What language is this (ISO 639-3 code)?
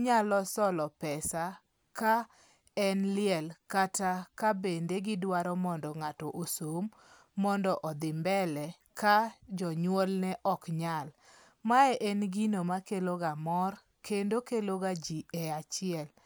luo